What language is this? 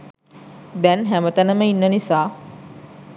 Sinhala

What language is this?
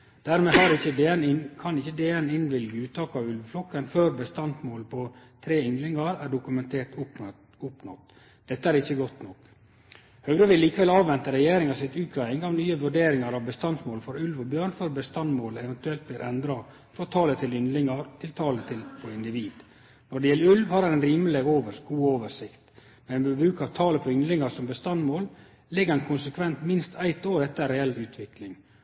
Norwegian Nynorsk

